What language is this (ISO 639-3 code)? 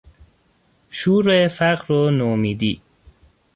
fas